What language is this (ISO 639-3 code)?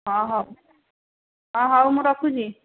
ori